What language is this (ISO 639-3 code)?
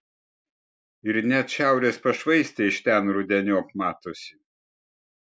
lit